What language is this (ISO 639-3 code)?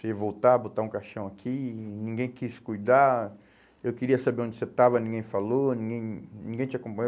por